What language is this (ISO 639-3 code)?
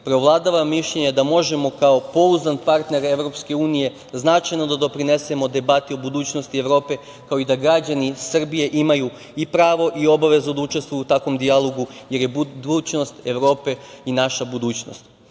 srp